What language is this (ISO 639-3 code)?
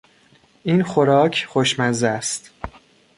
fas